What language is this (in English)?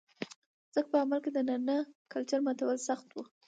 Pashto